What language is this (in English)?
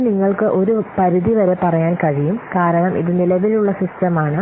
Malayalam